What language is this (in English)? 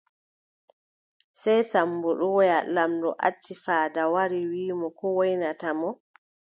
Adamawa Fulfulde